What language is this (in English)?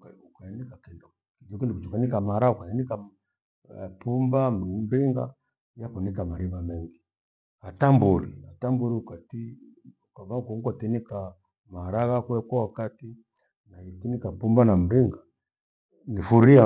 Gweno